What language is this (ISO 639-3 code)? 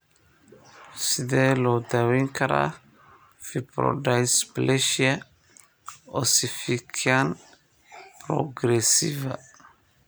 som